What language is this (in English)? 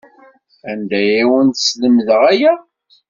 Kabyle